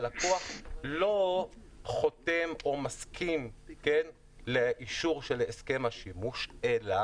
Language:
Hebrew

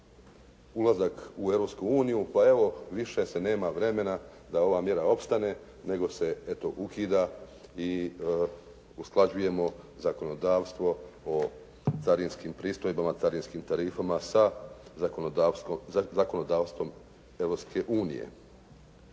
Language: Croatian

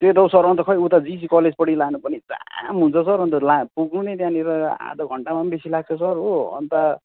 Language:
Nepali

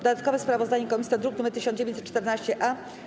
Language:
Polish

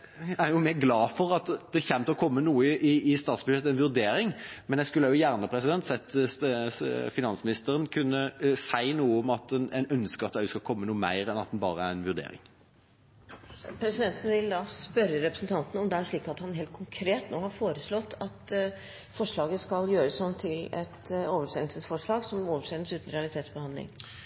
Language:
Norwegian Bokmål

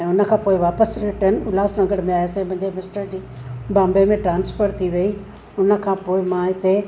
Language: Sindhi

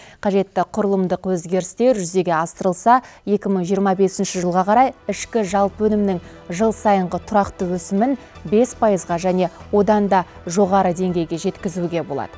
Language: Kazakh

